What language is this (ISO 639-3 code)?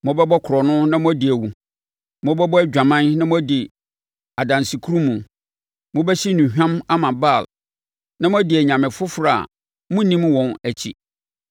aka